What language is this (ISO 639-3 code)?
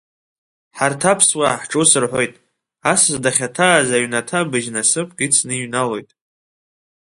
abk